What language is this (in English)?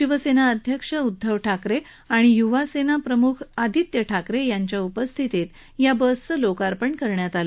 Marathi